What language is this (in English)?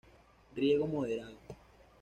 Spanish